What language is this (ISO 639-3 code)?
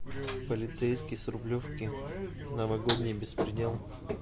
rus